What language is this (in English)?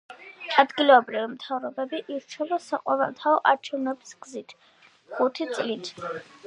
Georgian